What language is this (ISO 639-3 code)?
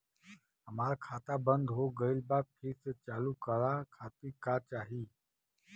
bho